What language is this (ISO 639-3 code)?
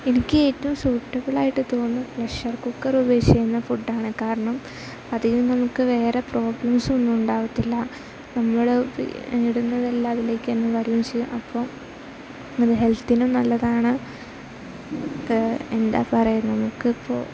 mal